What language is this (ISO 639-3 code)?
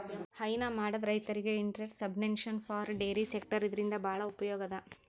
kan